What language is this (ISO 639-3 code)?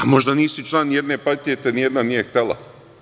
srp